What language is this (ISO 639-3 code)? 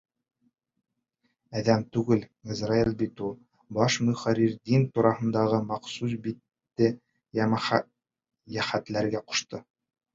bak